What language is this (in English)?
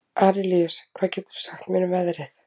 Icelandic